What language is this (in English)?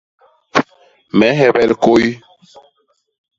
Basaa